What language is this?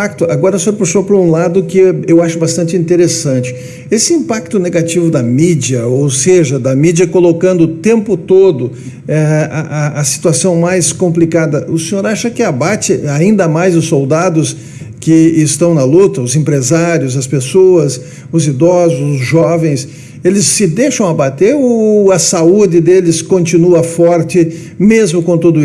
Portuguese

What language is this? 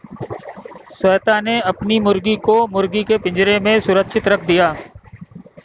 Hindi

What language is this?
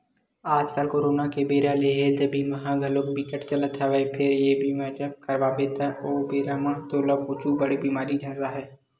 Chhattisgarhi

